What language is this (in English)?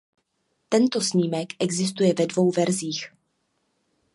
Czech